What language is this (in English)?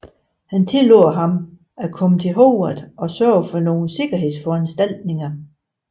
Danish